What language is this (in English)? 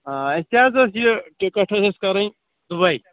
Kashmiri